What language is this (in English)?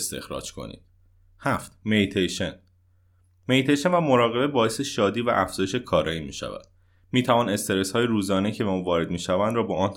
Persian